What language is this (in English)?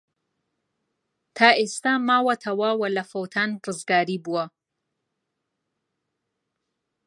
Central Kurdish